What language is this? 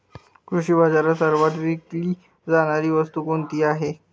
Marathi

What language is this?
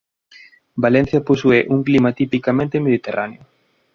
Galician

